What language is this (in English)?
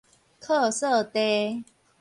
Min Nan Chinese